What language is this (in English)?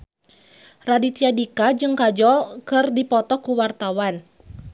Sundanese